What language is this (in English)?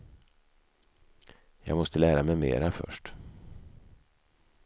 Swedish